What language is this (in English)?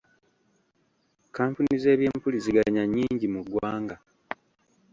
Ganda